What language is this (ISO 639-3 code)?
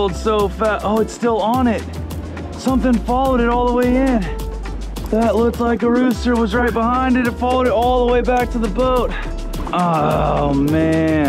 eng